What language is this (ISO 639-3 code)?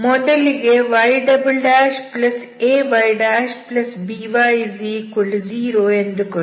kan